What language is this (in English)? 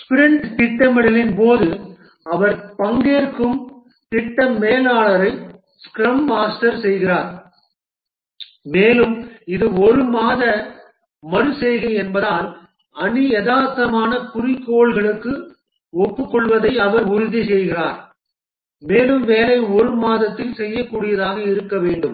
Tamil